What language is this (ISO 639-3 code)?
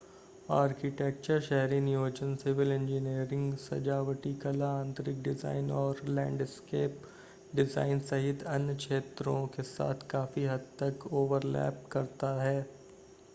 hin